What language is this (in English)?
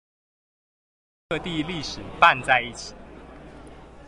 Chinese